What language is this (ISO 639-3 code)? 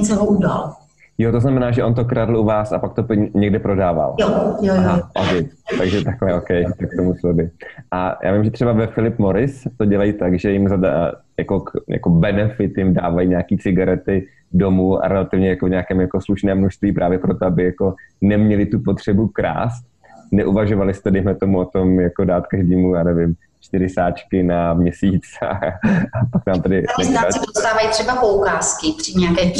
ces